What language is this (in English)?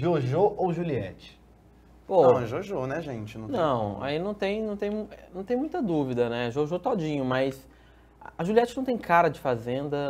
Portuguese